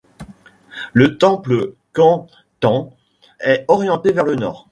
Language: French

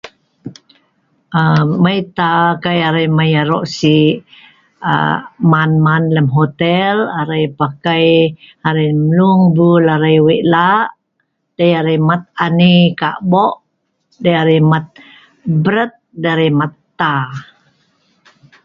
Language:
Sa'ban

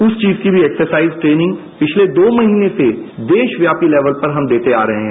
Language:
Hindi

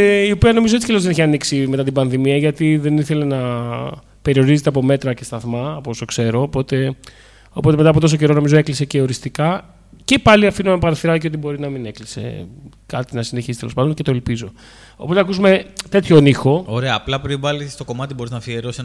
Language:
Greek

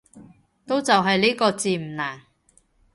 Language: Cantonese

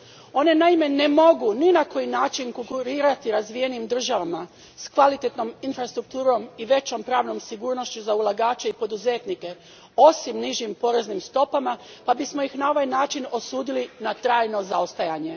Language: Croatian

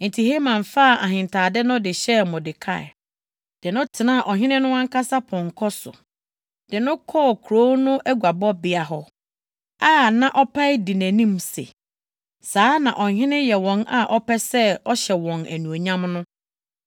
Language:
Akan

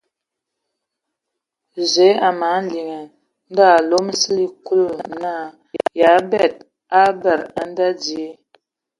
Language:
Ewondo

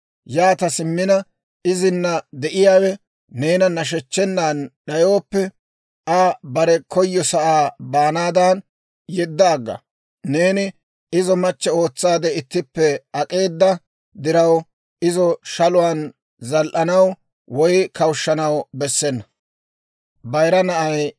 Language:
Dawro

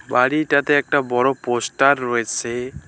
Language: Bangla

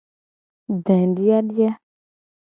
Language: Gen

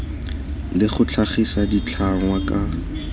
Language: Tswana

